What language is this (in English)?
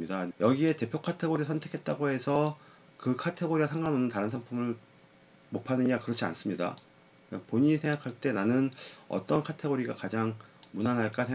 Korean